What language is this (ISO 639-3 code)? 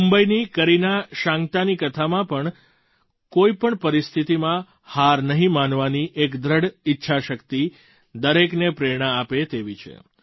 guj